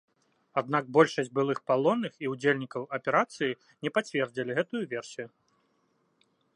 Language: Belarusian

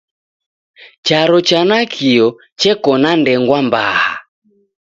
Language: Taita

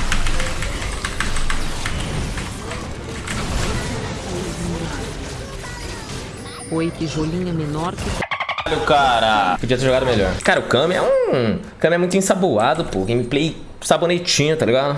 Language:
Portuguese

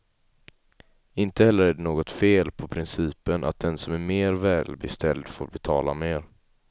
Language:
Swedish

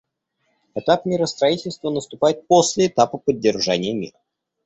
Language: Russian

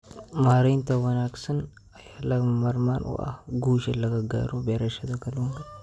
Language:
Somali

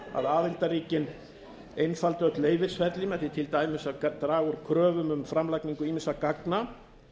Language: Icelandic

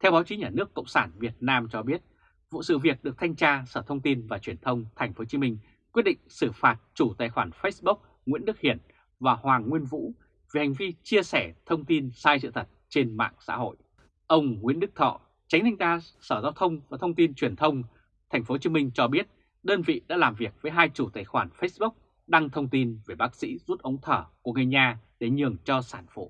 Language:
Vietnamese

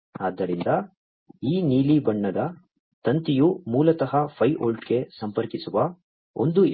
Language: Kannada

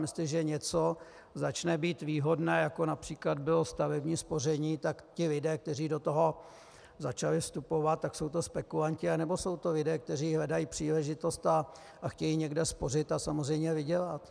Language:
Czech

